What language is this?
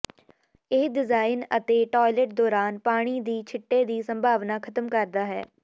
Punjabi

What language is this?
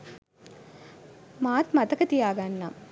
Sinhala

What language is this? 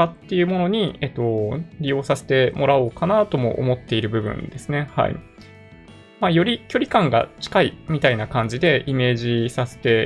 Japanese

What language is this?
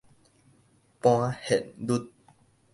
Min Nan Chinese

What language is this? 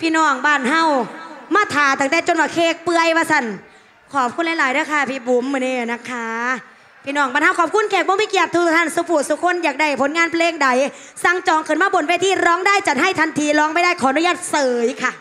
Thai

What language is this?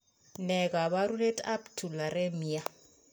Kalenjin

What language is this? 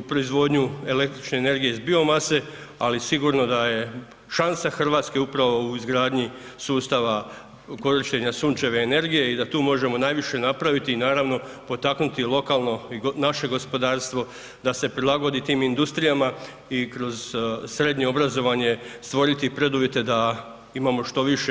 Croatian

